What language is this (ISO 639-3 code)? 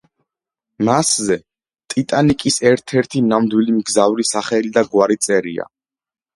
kat